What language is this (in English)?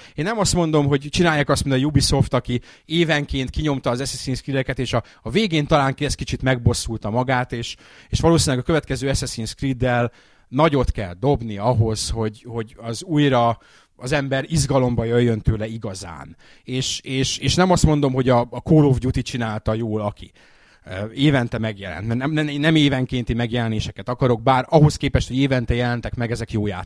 Hungarian